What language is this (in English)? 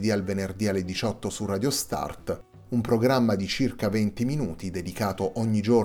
Italian